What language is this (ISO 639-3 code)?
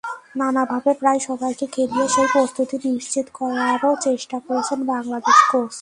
ben